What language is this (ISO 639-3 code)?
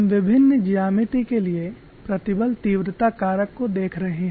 hin